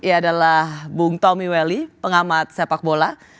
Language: Indonesian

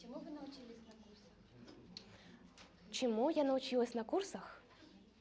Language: Russian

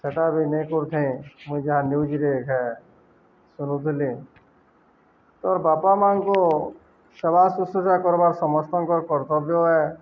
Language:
Odia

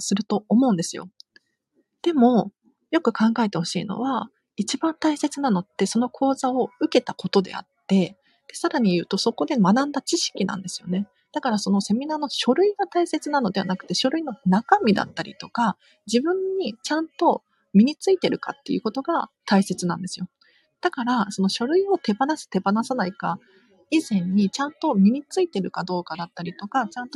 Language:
Japanese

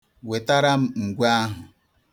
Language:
Igbo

